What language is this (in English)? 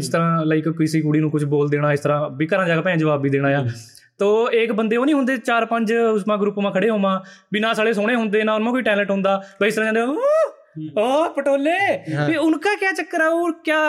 Punjabi